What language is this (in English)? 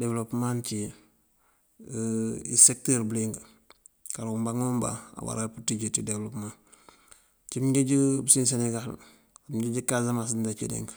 Mandjak